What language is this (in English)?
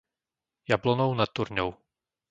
Slovak